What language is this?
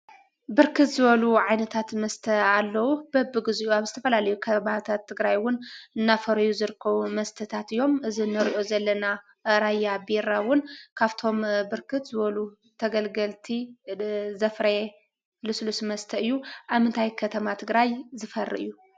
Tigrinya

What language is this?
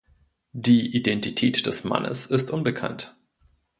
German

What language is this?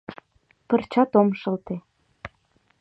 Mari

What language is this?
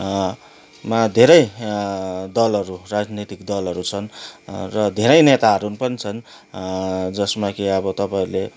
Nepali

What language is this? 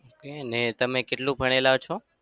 Gujarati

